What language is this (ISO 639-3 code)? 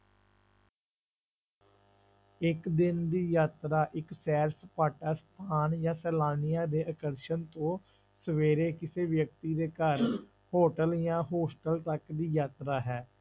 pan